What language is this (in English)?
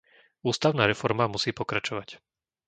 Slovak